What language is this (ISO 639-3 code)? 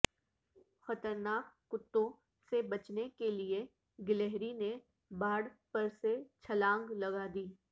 urd